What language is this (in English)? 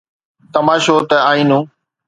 Sindhi